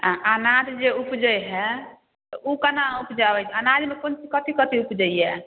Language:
Maithili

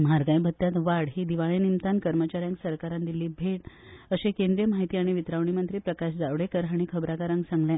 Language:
Konkani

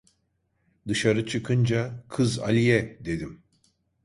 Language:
Turkish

